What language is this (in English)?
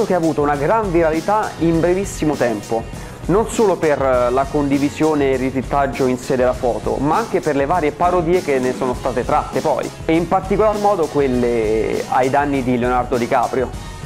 Italian